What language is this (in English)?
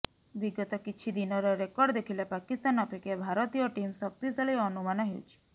Odia